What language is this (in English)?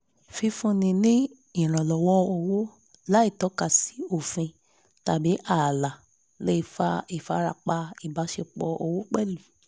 Yoruba